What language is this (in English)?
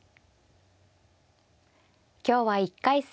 Japanese